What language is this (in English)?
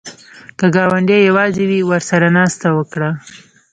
Pashto